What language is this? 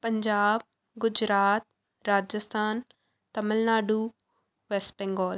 Punjabi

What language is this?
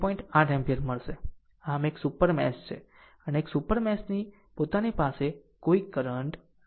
Gujarati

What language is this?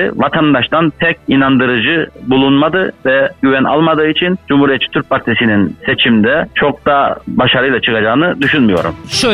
Turkish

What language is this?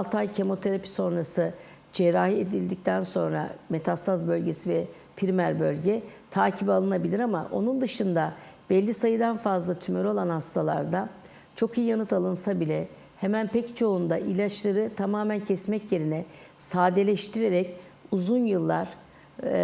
Turkish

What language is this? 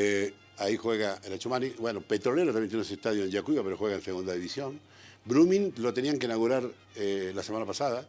Spanish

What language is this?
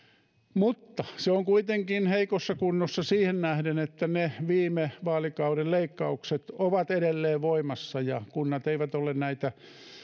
Finnish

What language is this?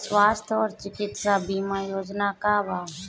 Bhojpuri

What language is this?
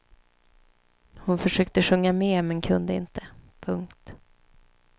Swedish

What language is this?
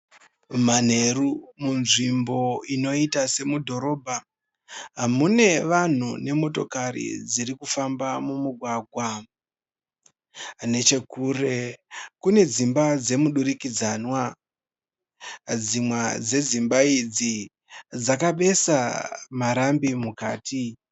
Shona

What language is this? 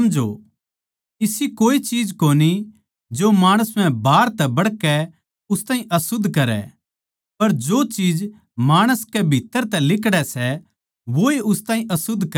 Haryanvi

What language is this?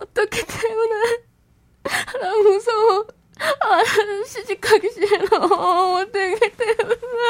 Korean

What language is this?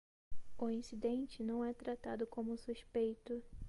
Portuguese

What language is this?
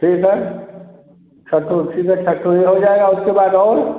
Hindi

